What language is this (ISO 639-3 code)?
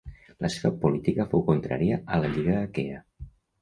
cat